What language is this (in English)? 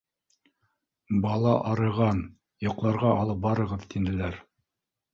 Bashkir